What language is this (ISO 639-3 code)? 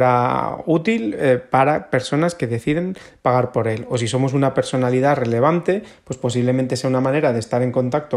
spa